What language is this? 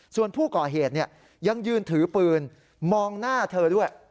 Thai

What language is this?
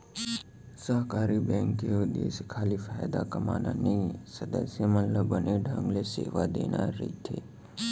Chhattisgarhi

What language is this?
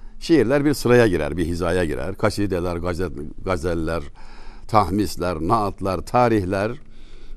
Turkish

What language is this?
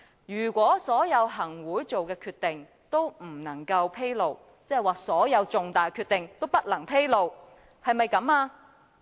Cantonese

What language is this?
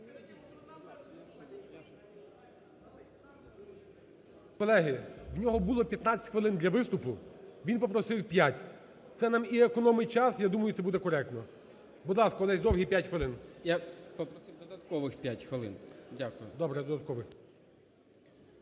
Ukrainian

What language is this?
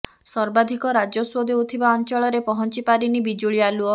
Odia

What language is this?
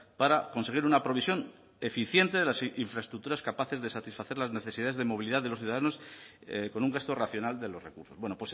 Spanish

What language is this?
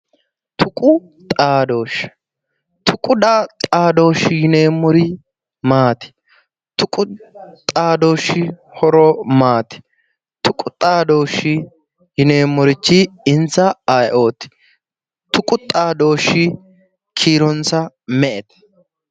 Sidamo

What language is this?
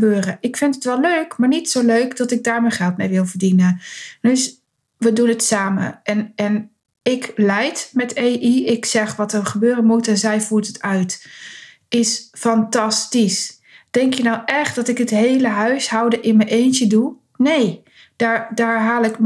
Dutch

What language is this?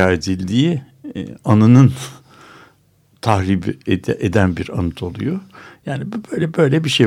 Turkish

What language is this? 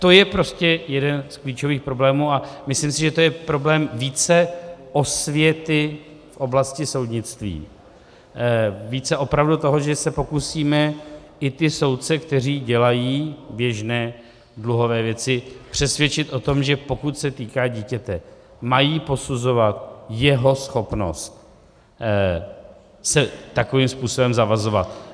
Czech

